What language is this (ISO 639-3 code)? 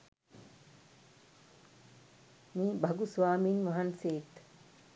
sin